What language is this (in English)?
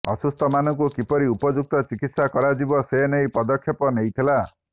Odia